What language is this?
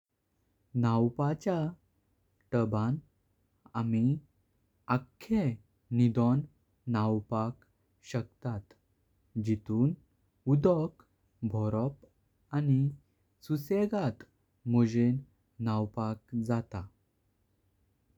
Konkani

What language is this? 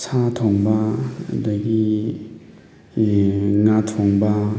Manipuri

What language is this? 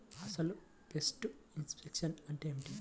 Telugu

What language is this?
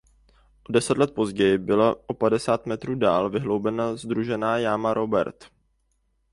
Czech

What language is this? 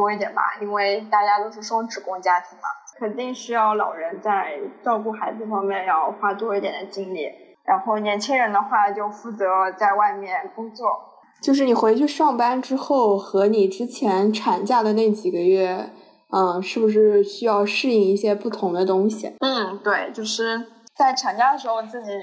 Chinese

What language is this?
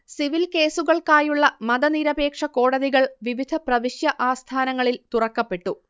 Malayalam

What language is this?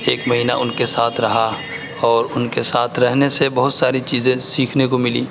Urdu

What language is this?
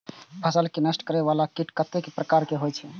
Maithili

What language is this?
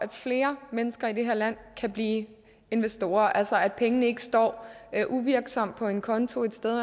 Danish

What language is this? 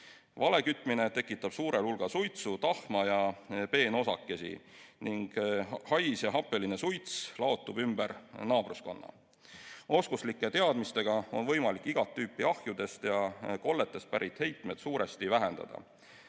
Estonian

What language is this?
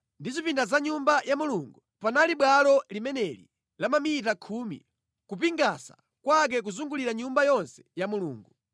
Nyanja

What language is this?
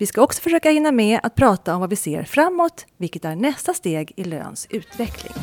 Swedish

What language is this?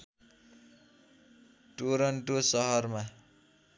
Nepali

